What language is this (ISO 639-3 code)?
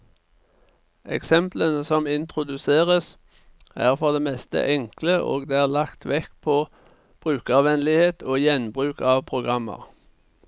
nor